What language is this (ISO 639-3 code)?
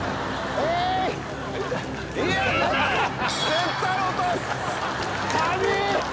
jpn